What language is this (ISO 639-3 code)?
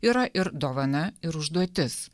lit